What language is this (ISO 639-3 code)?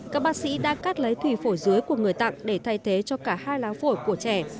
vie